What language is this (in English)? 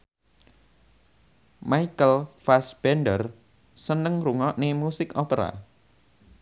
Javanese